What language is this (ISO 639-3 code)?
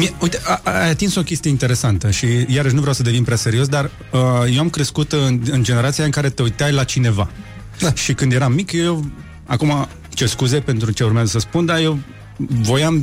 ron